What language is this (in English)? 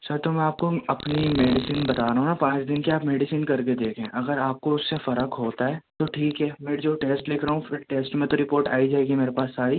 Urdu